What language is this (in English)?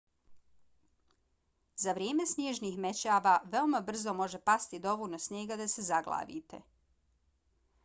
Bosnian